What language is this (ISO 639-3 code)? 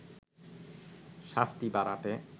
ben